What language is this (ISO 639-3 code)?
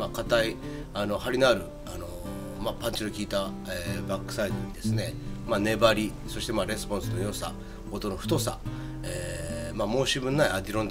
jpn